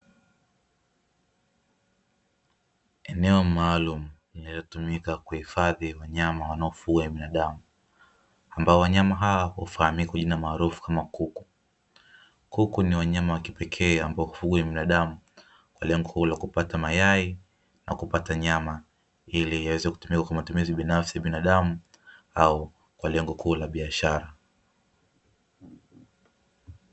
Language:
Swahili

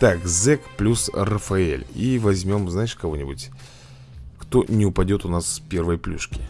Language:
Russian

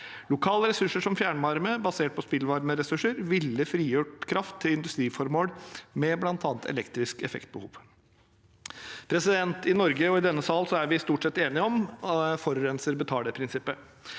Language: Norwegian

